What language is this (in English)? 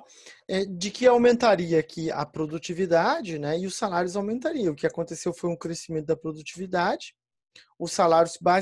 Portuguese